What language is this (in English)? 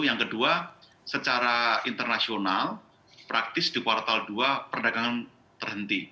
Indonesian